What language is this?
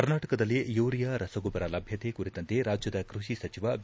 Kannada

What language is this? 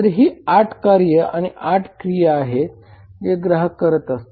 Marathi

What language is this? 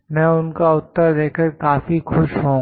Hindi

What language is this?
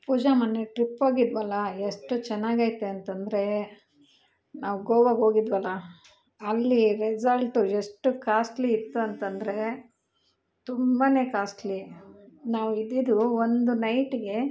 Kannada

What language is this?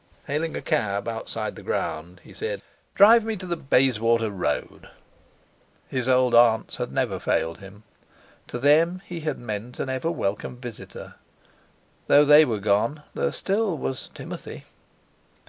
English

